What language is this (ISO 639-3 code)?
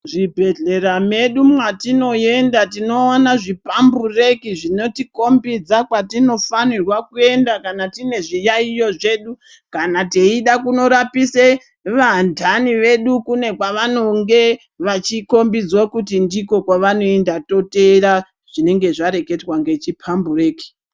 ndc